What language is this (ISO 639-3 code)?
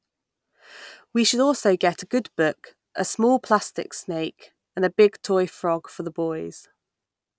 eng